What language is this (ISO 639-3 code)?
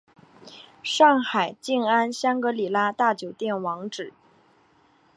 zho